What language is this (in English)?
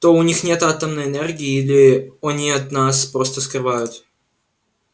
Russian